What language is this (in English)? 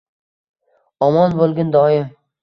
Uzbek